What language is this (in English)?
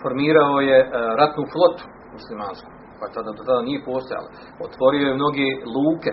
Croatian